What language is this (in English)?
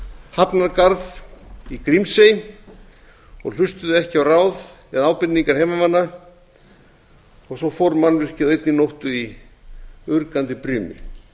Icelandic